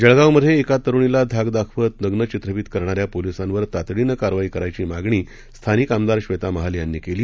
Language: Marathi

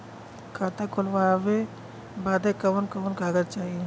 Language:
Bhojpuri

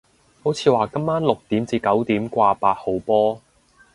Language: Cantonese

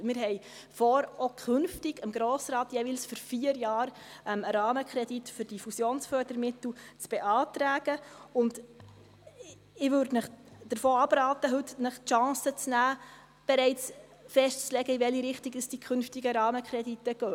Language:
Swiss German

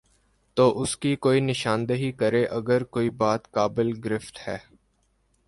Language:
Urdu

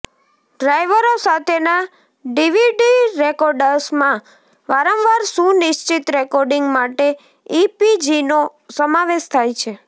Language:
Gujarati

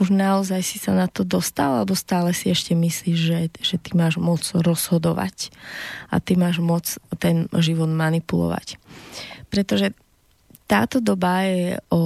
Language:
Slovak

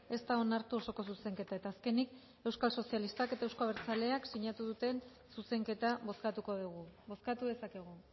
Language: Basque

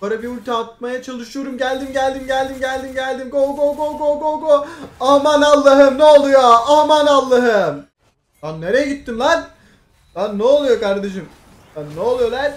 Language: Turkish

